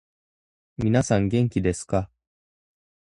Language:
Japanese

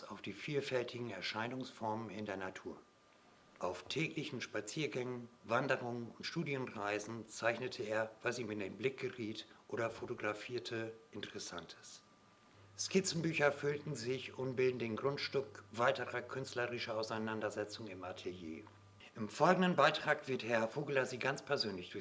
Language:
German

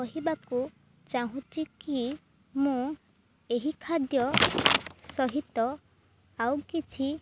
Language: Odia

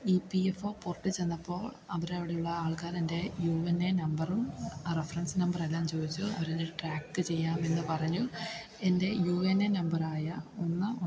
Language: Malayalam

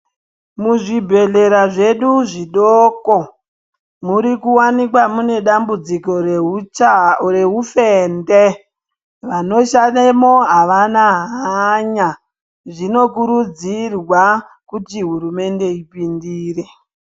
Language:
Ndau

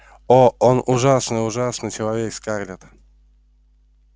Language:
Russian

